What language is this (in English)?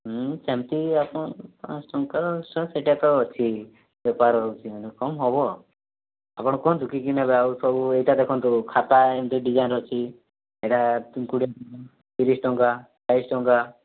Odia